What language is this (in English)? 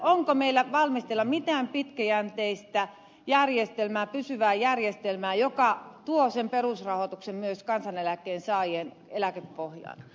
Finnish